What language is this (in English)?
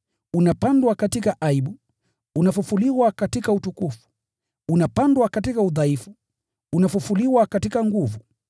Swahili